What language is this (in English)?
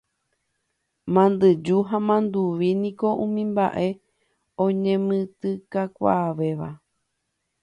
Guarani